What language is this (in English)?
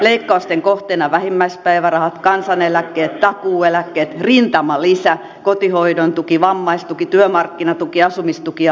Finnish